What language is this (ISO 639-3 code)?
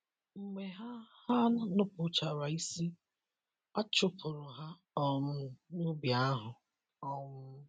ibo